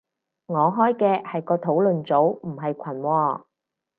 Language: Cantonese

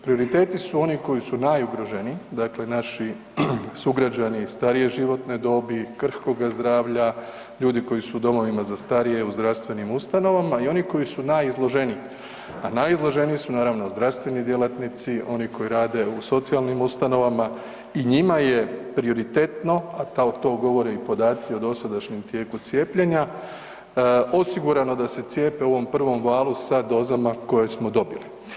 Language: Croatian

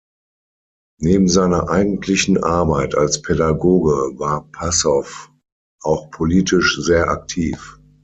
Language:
German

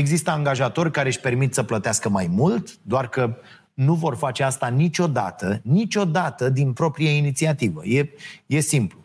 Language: Romanian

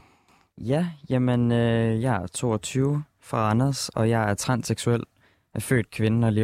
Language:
Danish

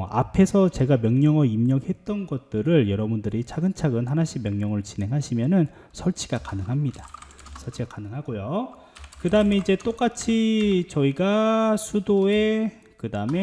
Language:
Korean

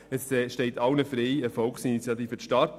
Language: Swiss German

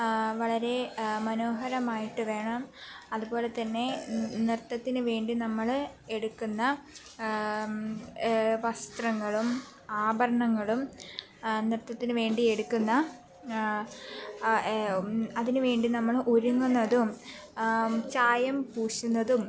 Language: Malayalam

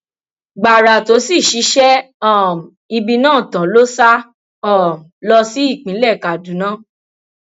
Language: Yoruba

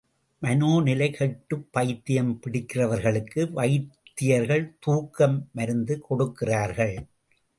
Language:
Tamil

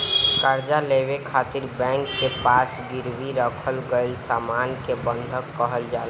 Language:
Bhojpuri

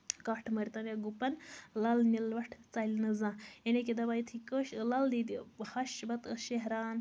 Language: Kashmiri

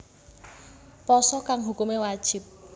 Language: Javanese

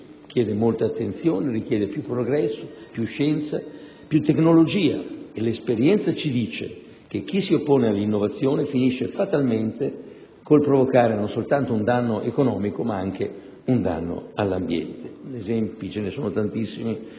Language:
Italian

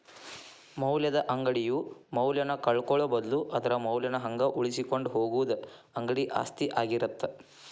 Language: Kannada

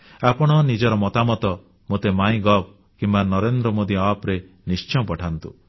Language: Odia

